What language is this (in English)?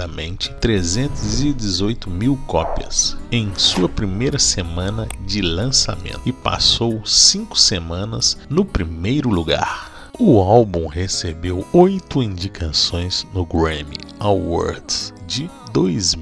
Portuguese